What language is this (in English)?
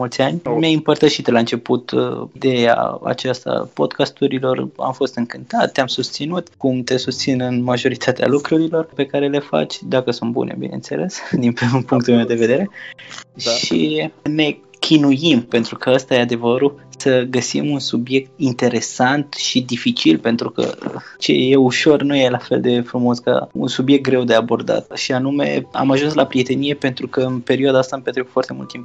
Romanian